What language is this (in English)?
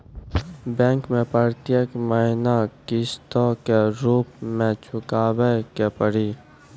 Maithili